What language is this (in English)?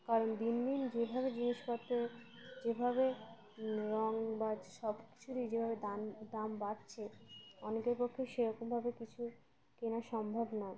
Bangla